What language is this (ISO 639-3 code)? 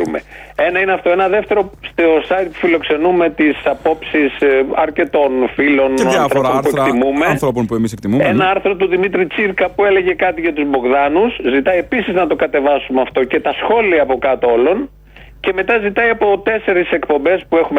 ell